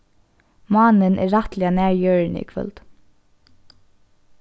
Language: Faroese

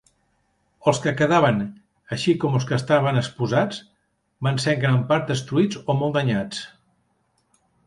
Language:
Catalan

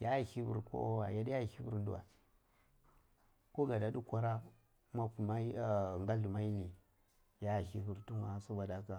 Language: Cibak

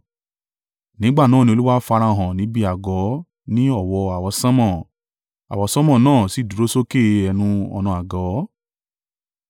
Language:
Yoruba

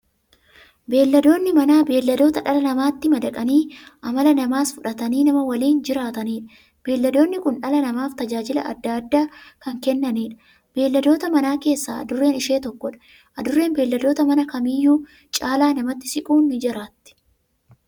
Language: Oromo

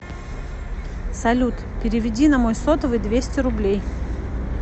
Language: Russian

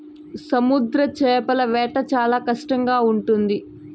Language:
Telugu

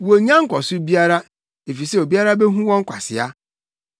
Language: Akan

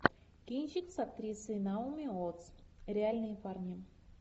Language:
Russian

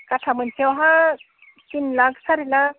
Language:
Bodo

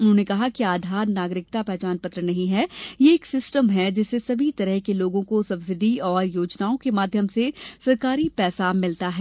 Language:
Hindi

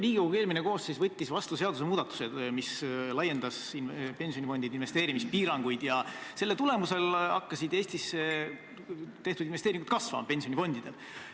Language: Estonian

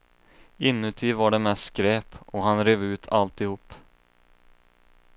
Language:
Swedish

